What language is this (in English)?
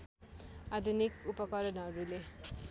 Nepali